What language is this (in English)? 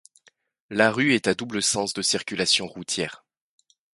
French